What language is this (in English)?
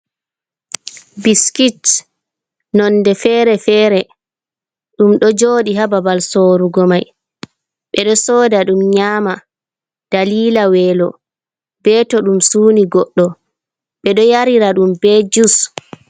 Fula